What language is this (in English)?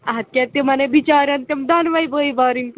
Kashmiri